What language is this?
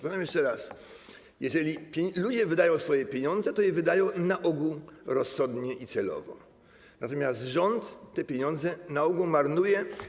Polish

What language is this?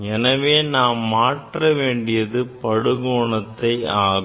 Tamil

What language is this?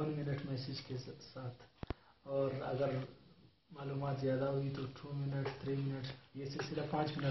Hindi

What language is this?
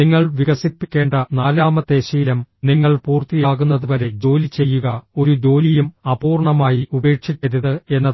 Malayalam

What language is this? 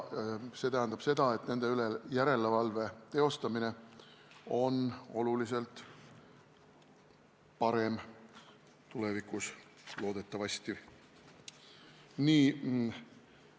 Estonian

